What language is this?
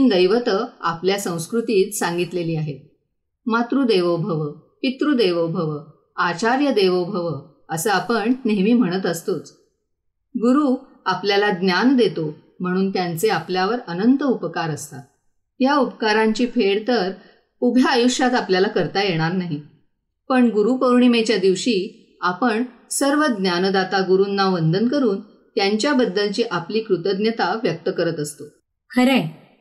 Marathi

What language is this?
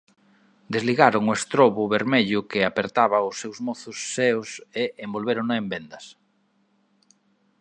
Galician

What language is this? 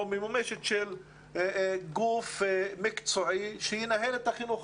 Hebrew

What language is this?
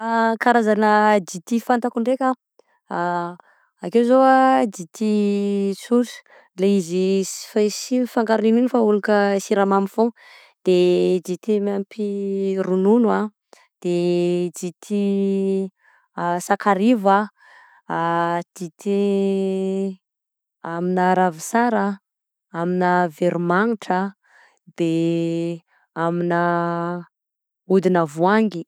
Southern Betsimisaraka Malagasy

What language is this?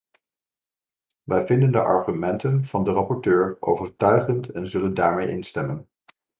Dutch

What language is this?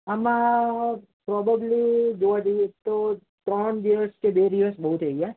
Gujarati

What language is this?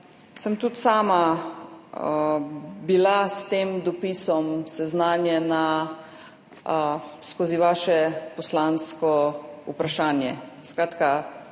Slovenian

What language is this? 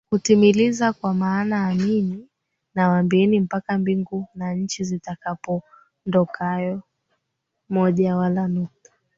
Swahili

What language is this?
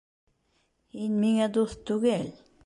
Bashkir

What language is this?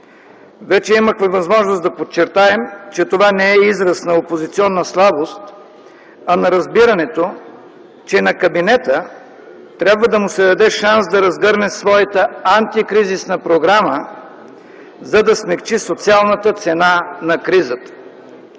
Bulgarian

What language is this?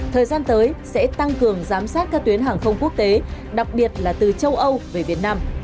Vietnamese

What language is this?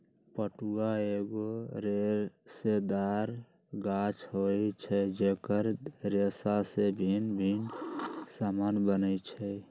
Magahi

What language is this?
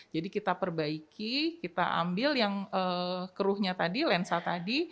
Indonesian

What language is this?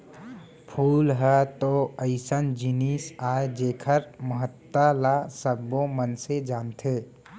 Chhattisgarhi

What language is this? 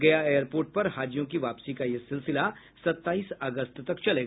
Hindi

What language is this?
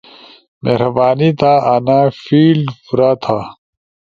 Ushojo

